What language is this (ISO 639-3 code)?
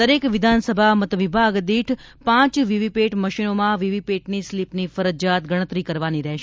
guj